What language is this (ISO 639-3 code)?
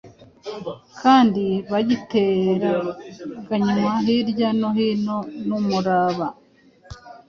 kin